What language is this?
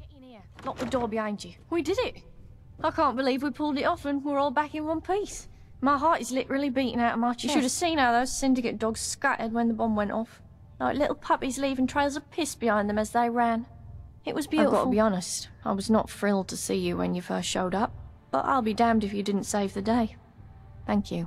English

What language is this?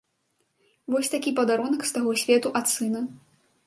Belarusian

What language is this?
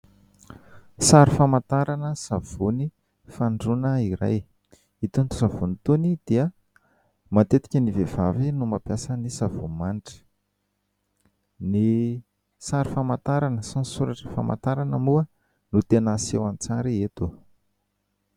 Malagasy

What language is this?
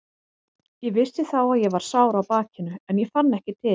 Icelandic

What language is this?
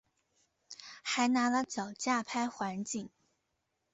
Chinese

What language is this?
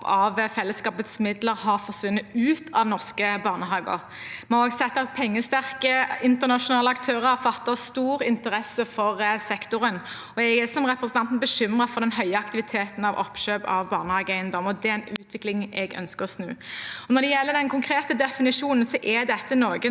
Norwegian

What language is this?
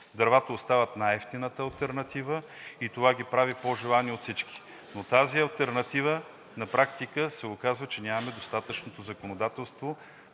Bulgarian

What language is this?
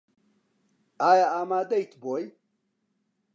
Central Kurdish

